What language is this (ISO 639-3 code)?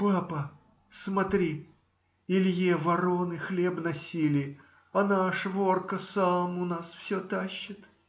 rus